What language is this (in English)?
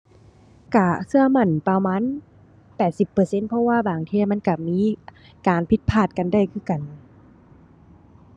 Thai